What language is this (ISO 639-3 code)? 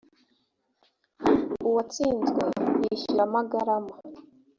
kin